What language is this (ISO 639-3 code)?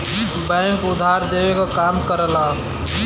bho